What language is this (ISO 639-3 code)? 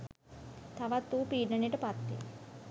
sin